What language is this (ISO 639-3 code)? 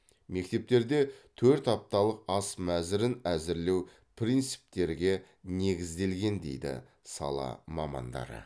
kaz